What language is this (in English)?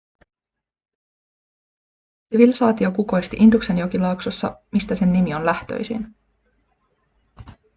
Finnish